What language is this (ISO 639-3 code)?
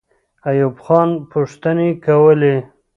pus